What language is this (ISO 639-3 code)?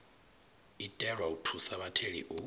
ven